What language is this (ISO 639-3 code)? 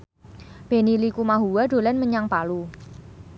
jav